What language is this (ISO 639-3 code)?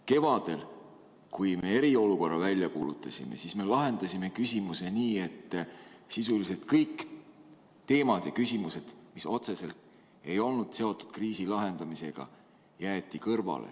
est